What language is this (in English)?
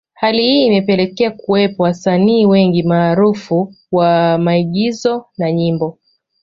Swahili